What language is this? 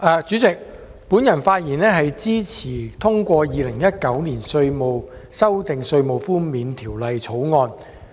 Cantonese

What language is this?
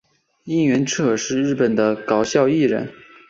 Chinese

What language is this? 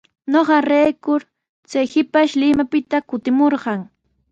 Sihuas Ancash Quechua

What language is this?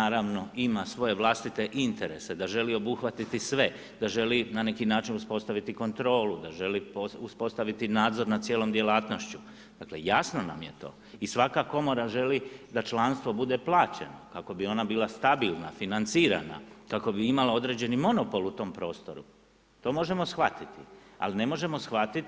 Croatian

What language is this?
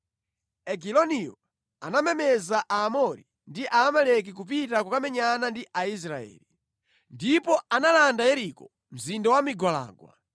Nyanja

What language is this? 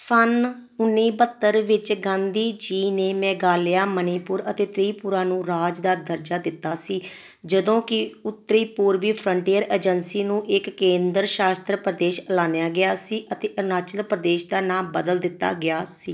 Punjabi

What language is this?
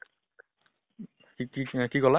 Assamese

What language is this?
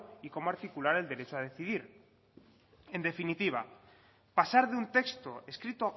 Spanish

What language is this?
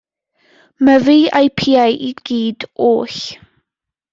Welsh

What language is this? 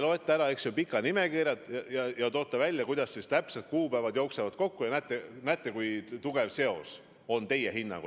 Estonian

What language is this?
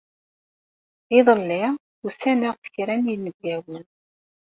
Kabyle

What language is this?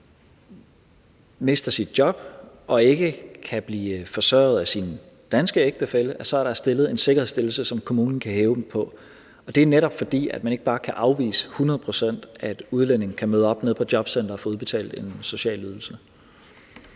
Danish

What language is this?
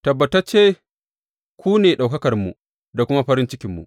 Hausa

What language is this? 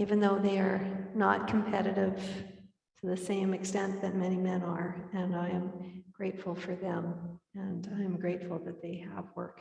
English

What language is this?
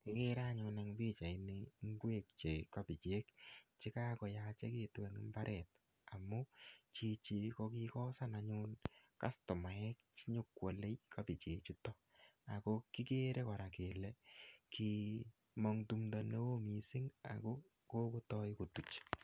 Kalenjin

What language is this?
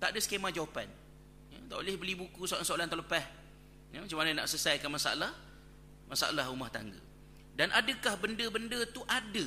Malay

